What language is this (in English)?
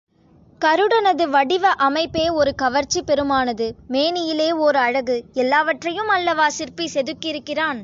Tamil